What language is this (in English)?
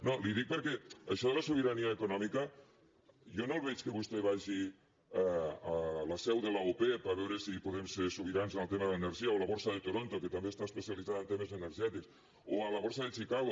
Catalan